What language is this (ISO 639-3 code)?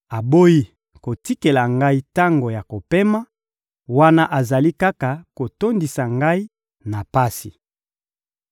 lin